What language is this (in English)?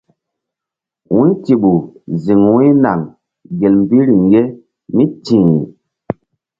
Mbum